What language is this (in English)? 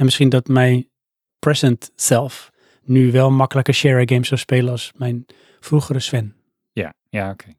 Dutch